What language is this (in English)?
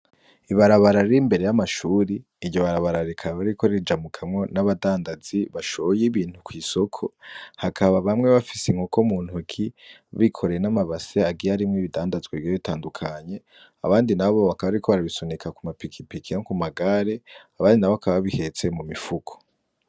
Rundi